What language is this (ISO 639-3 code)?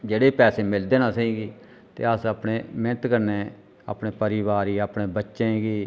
doi